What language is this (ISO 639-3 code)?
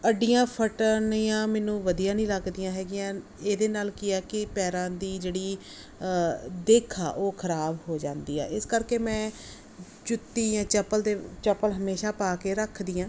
pan